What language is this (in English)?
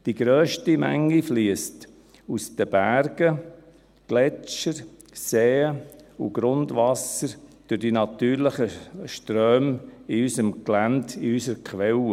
Swiss German